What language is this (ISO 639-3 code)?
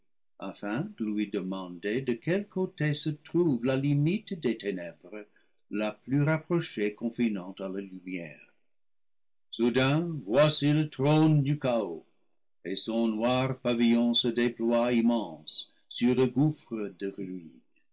fra